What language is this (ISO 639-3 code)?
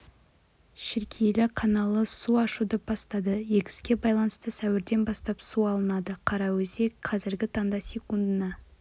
kaz